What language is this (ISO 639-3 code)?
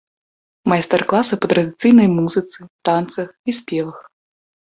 bel